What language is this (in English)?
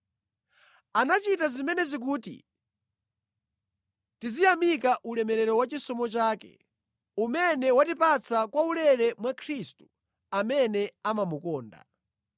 Nyanja